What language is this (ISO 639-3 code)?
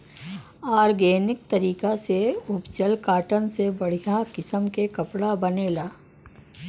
bho